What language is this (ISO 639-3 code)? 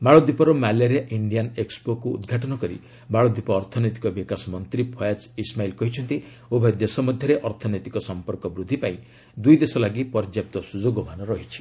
ori